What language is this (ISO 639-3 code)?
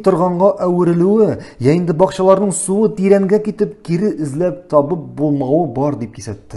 tur